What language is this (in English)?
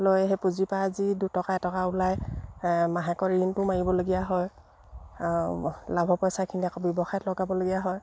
Assamese